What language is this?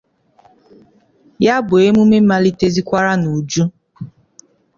Igbo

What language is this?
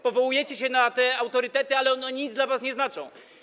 Polish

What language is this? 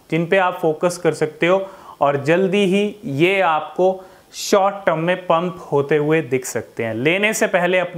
Hindi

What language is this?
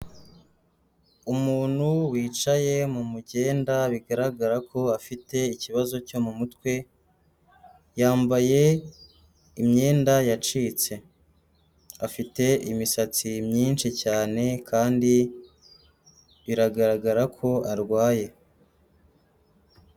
Kinyarwanda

